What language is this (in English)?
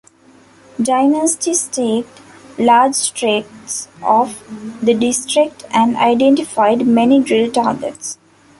English